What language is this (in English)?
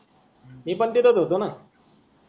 Marathi